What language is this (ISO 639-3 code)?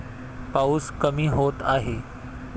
mar